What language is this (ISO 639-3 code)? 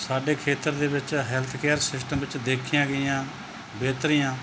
pan